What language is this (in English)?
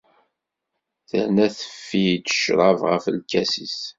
Kabyle